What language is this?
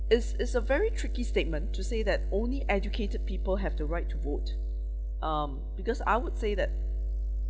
English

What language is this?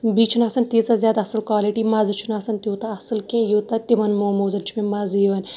Kashmiri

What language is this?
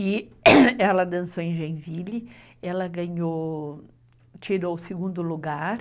Portuguese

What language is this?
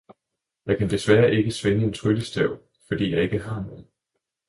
Danish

